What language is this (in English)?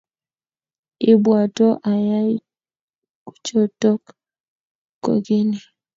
Kalenjin